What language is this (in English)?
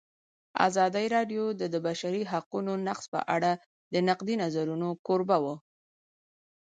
Pashto